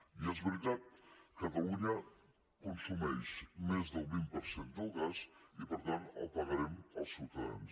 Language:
Catalan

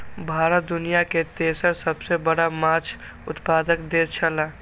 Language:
Maithili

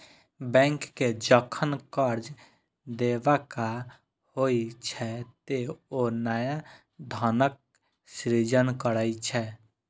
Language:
Maithili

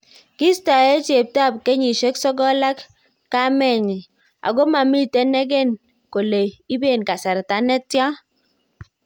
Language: Kalenjin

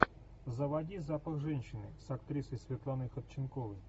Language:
Russian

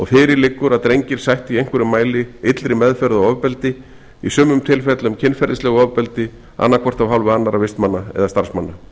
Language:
Icelandic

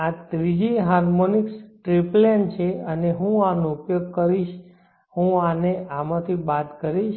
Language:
Gujarati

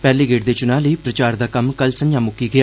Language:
Dogri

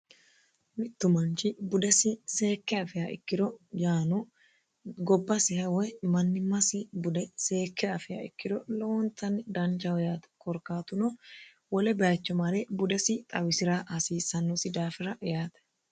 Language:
Sidamo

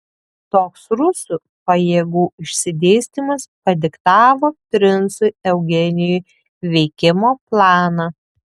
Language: Lithuanian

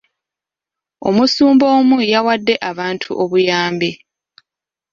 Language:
Ganda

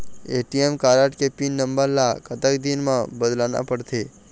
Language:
Chhattisgarhi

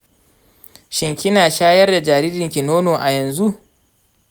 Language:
Hausa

